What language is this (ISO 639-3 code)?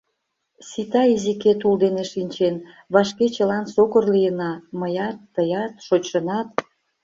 chm